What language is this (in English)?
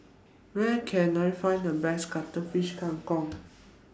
English